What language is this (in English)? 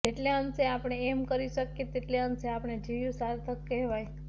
Gujarati